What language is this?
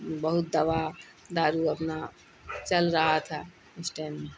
Urdu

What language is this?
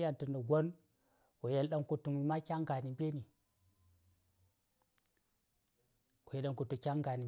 Saya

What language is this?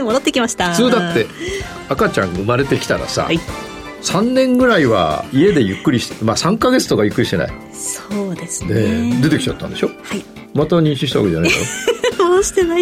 Japanese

